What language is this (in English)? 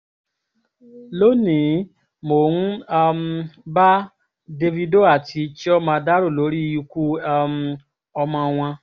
Yoruba